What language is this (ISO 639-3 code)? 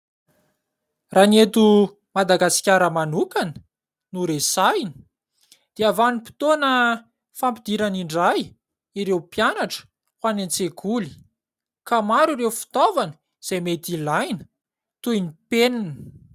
mlg